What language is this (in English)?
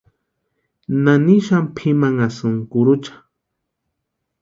Western Highland Purepecha